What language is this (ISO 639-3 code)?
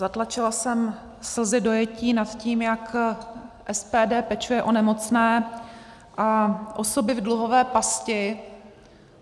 ces